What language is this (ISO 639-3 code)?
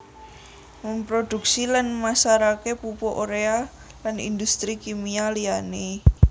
jav